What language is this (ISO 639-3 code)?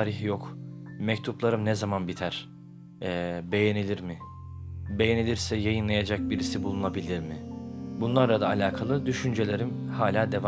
tur